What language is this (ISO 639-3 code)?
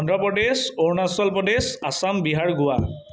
asm